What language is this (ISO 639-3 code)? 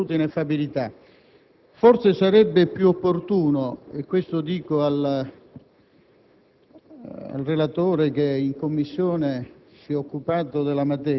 ita